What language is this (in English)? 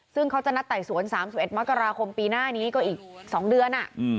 Thai